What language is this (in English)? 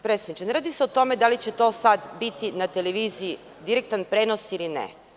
Serbian